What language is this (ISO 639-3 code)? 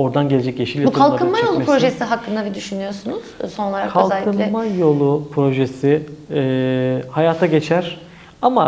tur